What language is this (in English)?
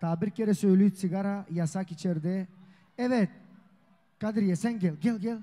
Turkish